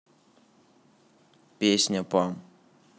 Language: Russian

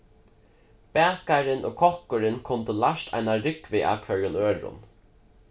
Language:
Faroese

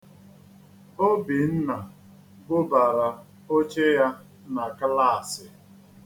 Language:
Igbo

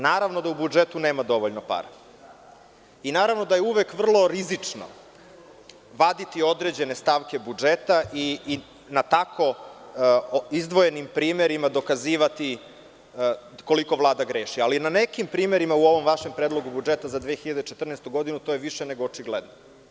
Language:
Serbian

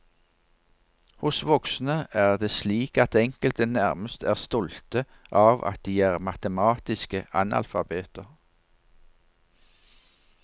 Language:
Norwegian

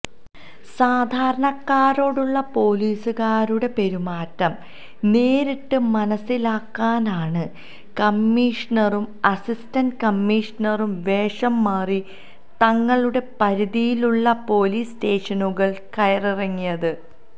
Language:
Malayalam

